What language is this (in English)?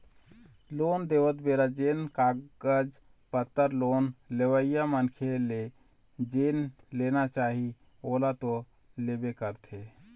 Chhattisgarhi